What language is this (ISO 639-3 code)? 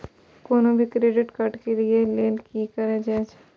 mai